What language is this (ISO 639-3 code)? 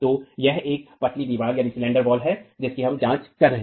hin